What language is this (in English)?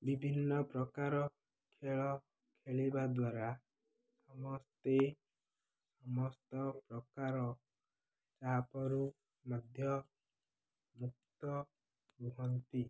Odia